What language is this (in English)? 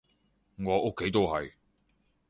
Cantonese